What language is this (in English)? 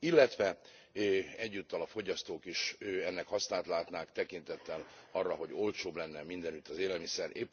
Hungarian